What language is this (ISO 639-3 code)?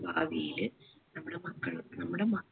mal